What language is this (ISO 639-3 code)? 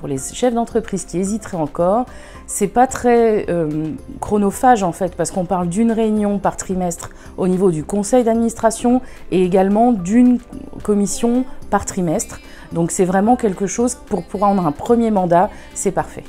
fra